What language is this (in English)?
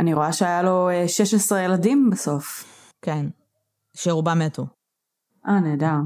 Hebrew